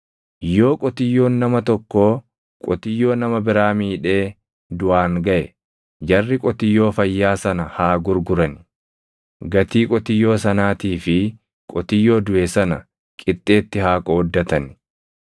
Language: Oromo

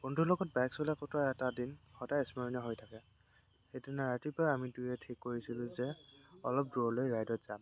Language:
Assamese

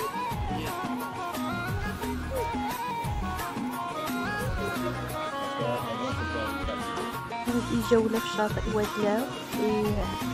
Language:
Arabic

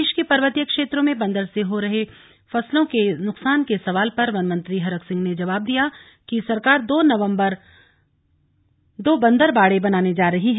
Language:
Hindi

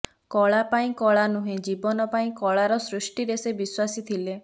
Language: Odia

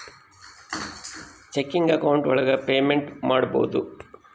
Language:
Kannada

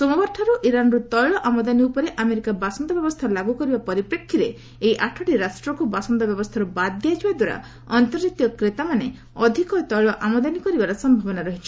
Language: Odia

